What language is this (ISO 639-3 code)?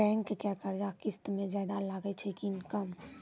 mai